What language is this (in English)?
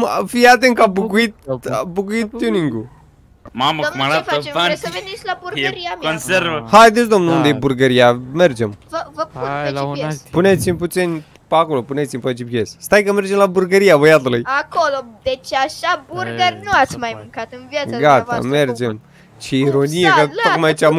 Romanian